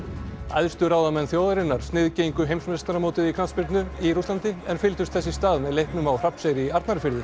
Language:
Icelandic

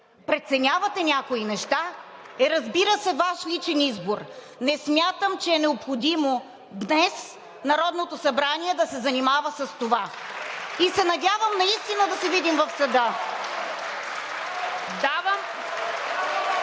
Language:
Bulgarian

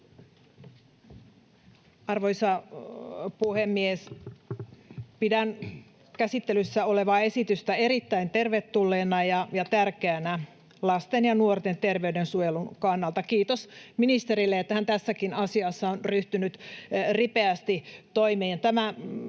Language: Finnish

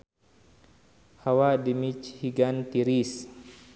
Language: Sundanese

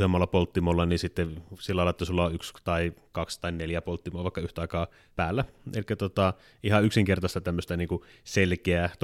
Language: Finnish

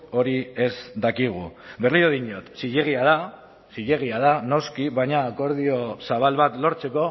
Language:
Basque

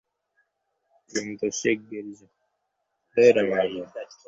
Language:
Bangla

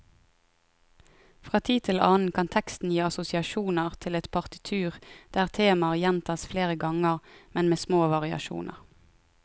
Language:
Norwegian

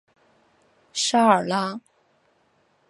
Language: Chinese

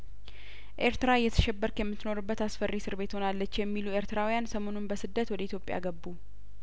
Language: Amharic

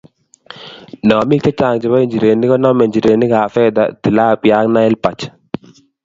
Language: Kalenjin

